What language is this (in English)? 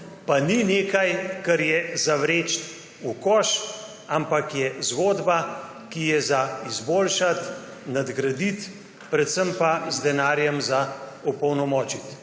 Slovenian